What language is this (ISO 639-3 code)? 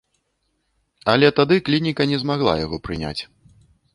bel